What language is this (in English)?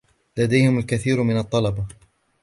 Arabic